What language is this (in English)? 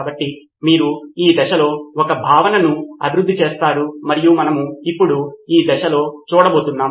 Telugu